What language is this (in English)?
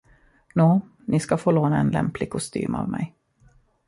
Swedish